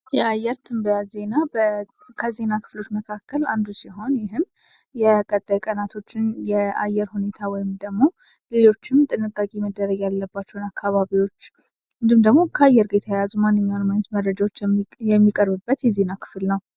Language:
Amharic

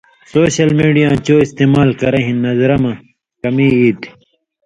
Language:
Indus Kohistani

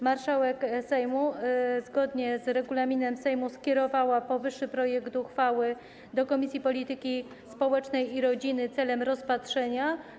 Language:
Polish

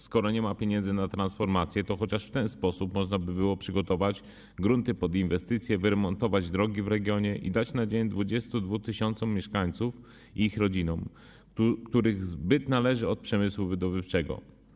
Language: Polish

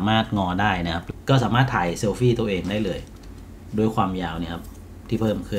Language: Thai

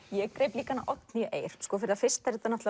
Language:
Icelandic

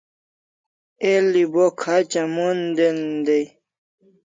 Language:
Kalasha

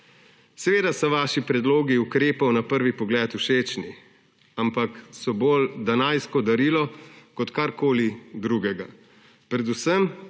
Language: Slovenian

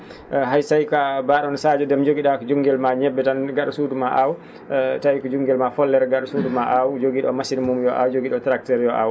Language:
Fula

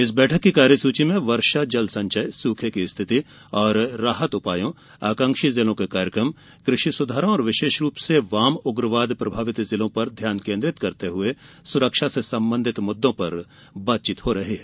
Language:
Hindi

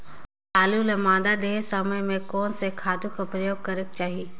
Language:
Chhattisgarhi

